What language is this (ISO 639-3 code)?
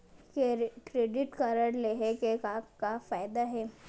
hne